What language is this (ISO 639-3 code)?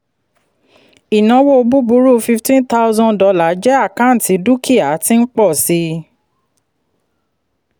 yor